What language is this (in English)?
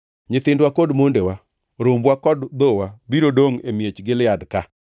Luo (Kenya and Tanzania)